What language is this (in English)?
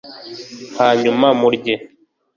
Kinyarwanda